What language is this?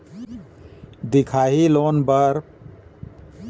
Chhattisgarhi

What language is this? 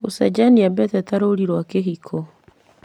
Kikuyu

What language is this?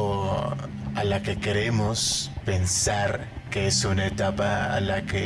Spanish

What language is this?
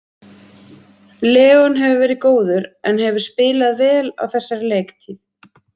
Icelandic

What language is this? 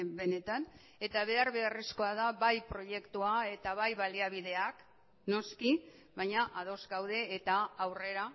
Basque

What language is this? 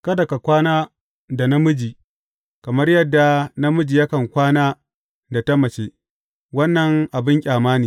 Hausa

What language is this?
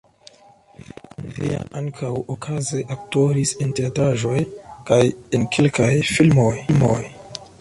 Esperanto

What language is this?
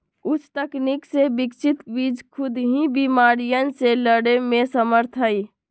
Magahi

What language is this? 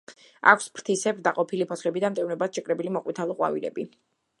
Georgian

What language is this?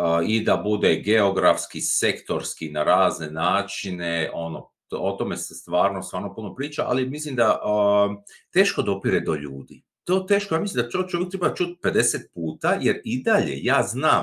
Croatian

